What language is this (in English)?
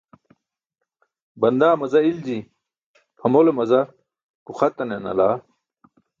Burushaski